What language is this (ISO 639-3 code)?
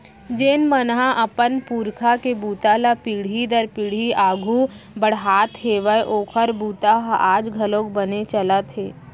hne